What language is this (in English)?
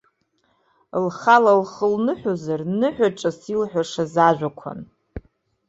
Abkhazian